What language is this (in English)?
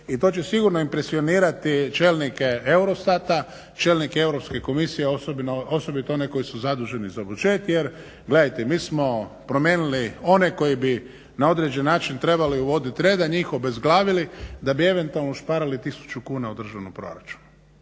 Croatian